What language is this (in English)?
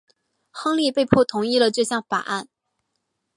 Chinese